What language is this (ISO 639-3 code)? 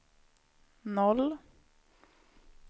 swe